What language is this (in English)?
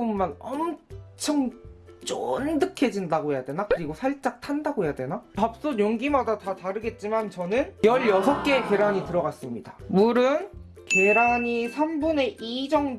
Korean